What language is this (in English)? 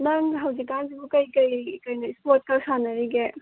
Manipuri